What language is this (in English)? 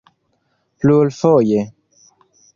Esperanto